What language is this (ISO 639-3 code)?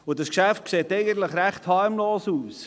gsw